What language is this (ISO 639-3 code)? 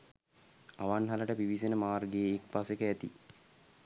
sin